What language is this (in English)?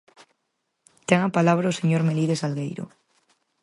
Galician